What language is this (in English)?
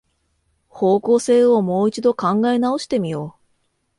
Japanese